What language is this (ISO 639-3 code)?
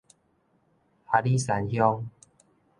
nan